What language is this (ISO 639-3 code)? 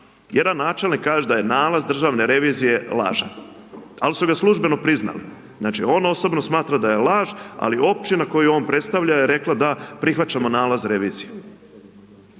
hrv